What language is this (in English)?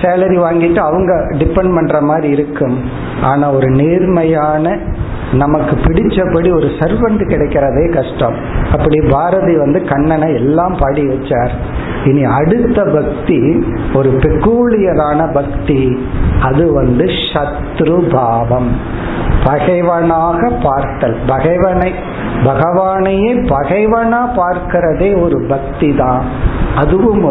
Tamil